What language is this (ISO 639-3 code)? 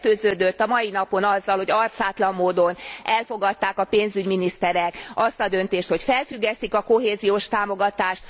hun